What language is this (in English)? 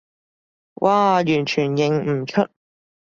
Cantonese